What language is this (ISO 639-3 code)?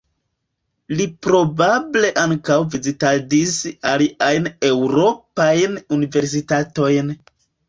epo